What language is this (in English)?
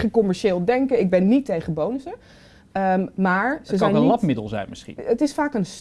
Dutch